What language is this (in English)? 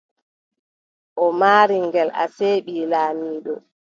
Adamawa Fulfulde